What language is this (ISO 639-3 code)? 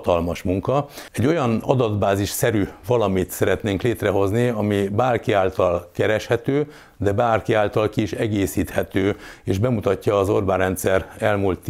hun